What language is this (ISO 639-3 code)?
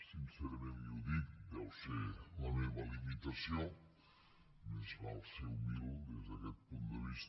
cat